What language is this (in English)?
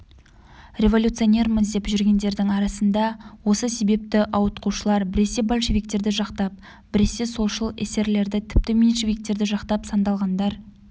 Kazakh